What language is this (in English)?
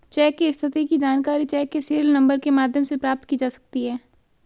Hindi